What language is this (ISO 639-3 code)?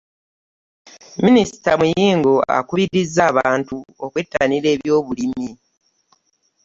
lug